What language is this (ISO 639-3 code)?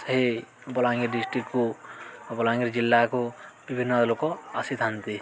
ori